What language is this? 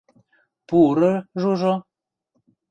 Western Mari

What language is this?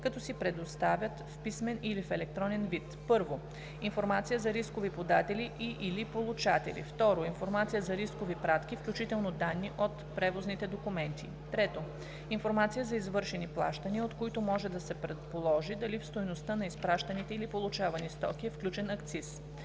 Bulgarian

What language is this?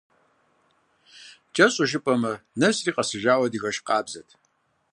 Kabardian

